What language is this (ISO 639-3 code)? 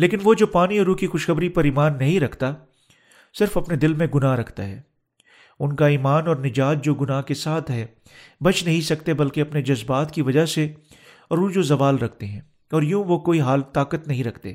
urd